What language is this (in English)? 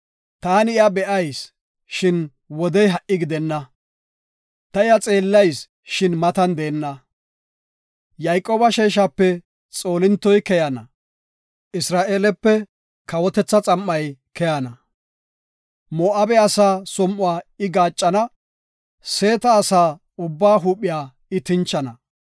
Gofa